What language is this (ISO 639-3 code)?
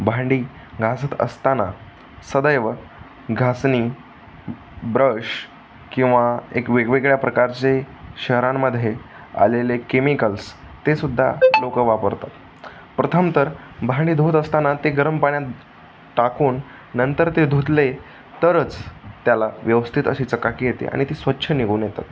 mar